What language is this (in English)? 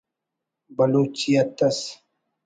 Brahui